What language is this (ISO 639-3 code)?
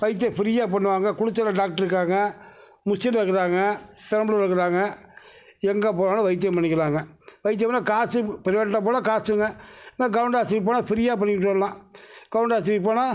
tam